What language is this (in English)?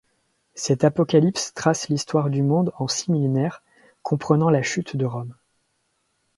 French